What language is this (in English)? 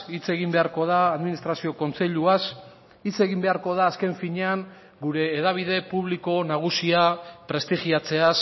Basque